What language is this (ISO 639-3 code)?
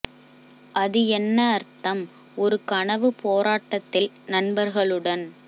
tam